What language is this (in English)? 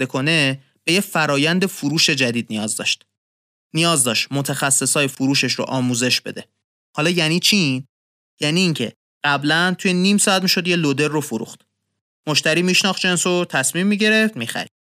Persian